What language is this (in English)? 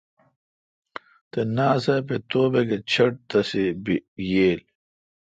Kalkoti